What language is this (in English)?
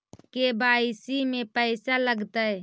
Magahi